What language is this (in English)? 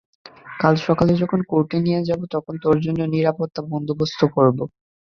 Bangla